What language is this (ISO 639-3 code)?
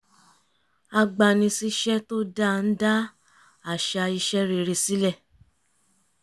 yor